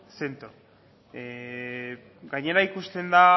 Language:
Basque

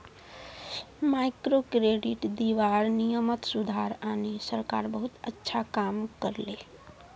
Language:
Magahi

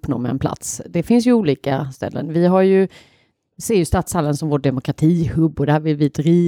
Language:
Swedish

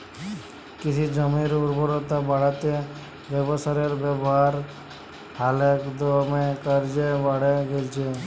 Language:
Bangla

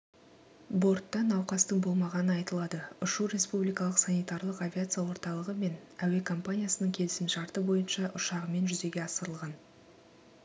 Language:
Kazakh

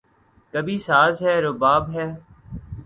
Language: Urdu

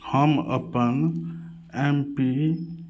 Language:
Maithili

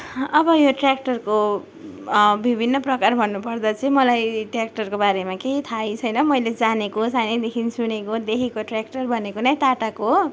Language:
Nepali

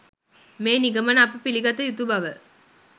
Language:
Sinhala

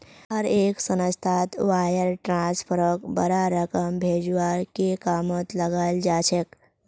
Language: Magahi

